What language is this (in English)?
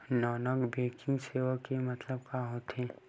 Chhattisgarhi